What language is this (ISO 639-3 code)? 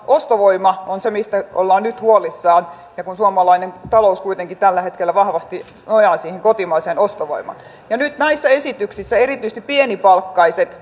fin